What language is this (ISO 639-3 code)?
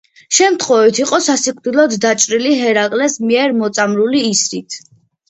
kat